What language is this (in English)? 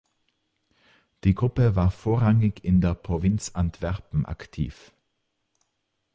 German